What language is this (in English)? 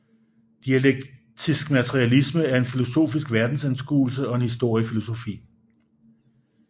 Danish